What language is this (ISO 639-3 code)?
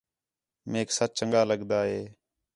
xhe